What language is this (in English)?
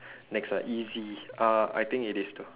English